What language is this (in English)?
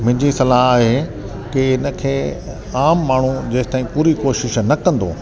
Sindhi